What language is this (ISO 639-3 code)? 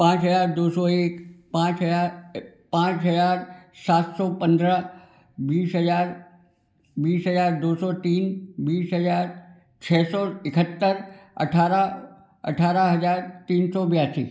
hin